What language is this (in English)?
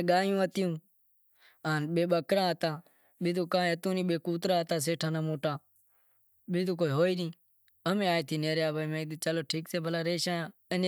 Wadiyara Koli